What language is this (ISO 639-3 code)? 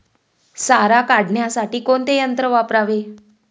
mar